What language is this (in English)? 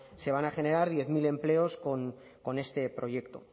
Spanish